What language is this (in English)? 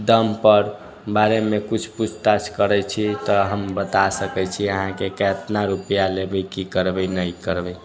Maithili